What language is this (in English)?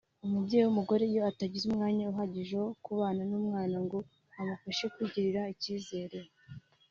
Kinyarwanda